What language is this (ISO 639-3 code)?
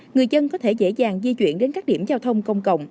vie